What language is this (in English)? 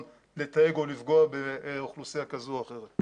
Hebrew